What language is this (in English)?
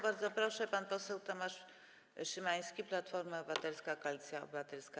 Polish